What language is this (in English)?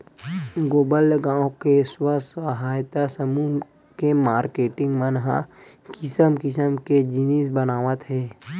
Chhattisgarhi